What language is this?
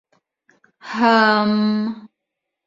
Bashkir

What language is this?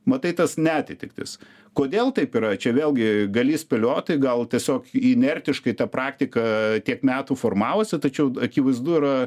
Lithuanian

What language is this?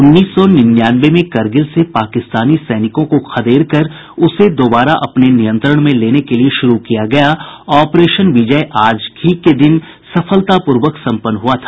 Hindi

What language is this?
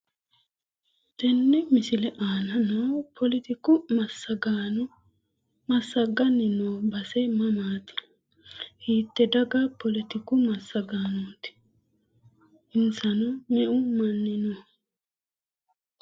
Sidamo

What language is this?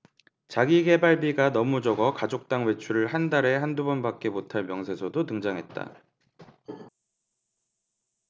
Korean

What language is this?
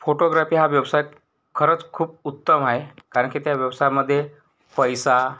Marathi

